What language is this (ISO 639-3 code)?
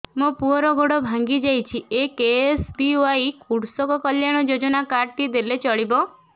ori